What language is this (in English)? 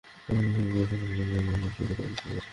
Bangla